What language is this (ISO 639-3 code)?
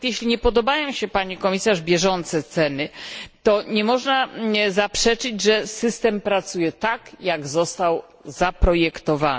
pol